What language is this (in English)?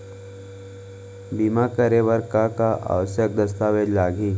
Chhattisgarhi